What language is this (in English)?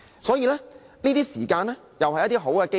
Cantonese